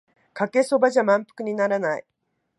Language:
Japanese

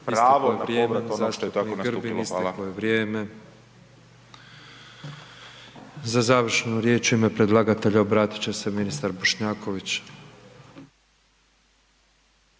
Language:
Croatian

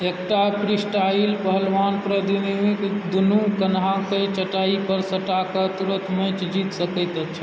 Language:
Maithili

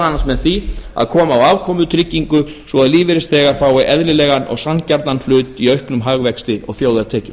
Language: Icelandic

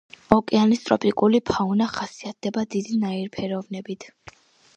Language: Georgian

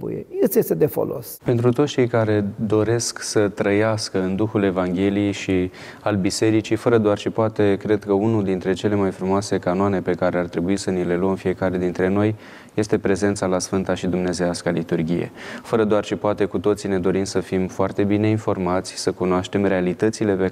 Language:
Romanian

